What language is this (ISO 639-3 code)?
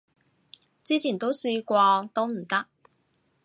yue